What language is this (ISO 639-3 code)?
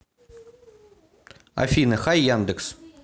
rus